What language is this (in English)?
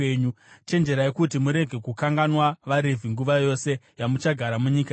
Shona